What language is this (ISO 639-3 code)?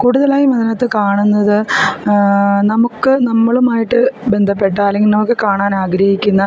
mal